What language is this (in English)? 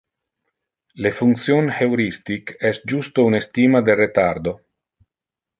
Interlingua